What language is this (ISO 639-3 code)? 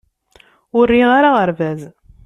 kab